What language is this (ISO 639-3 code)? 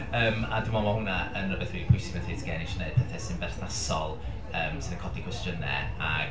cym